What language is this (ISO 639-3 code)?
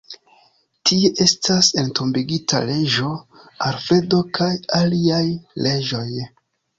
epo